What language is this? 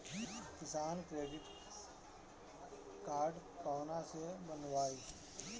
Bhojpuri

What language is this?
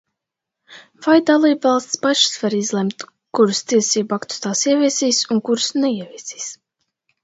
Latvian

